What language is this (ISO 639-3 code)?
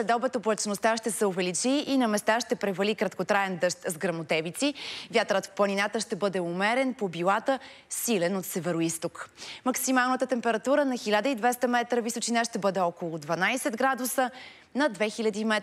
bul